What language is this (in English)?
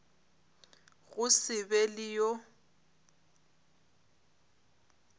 Northern Sotho